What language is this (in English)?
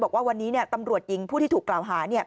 Thai